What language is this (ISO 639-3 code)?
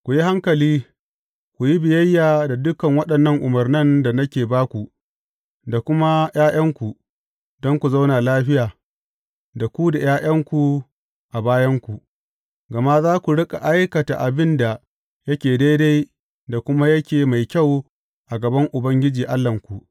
hau